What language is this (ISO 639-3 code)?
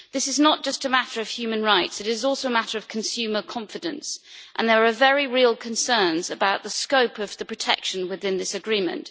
eng